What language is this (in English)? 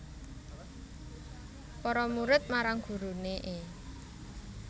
Javanese